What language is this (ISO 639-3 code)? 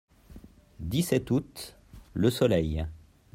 fra